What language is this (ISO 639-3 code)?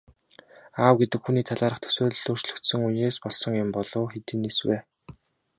mon